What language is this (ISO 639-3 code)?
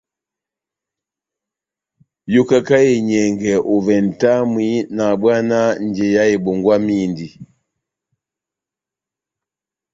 bnm